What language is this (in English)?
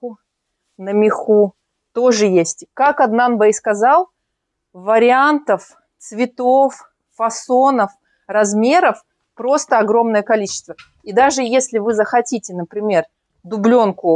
Russian